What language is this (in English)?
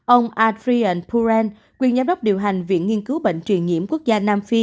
Vietnamese